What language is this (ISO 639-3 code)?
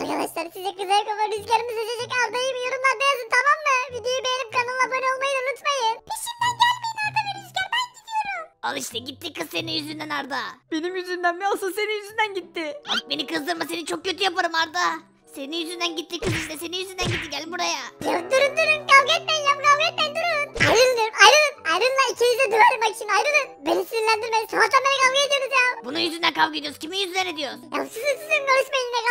tur